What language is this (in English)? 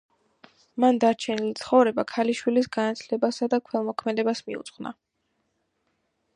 Georgian